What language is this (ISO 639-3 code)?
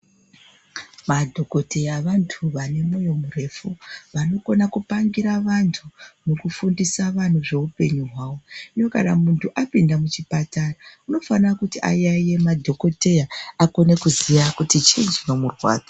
ndc